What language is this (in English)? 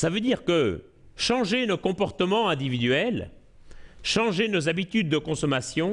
French